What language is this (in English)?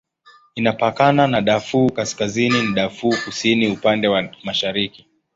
Swahili